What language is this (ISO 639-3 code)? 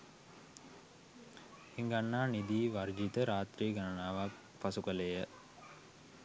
sin